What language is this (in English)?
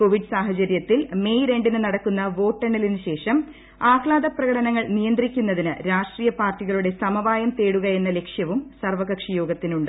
Malayalam